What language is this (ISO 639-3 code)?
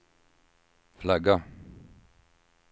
swe